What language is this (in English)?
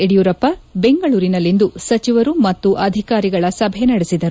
Kannada